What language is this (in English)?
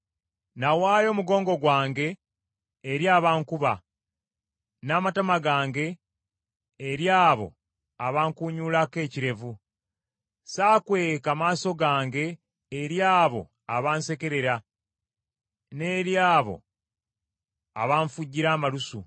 Ganda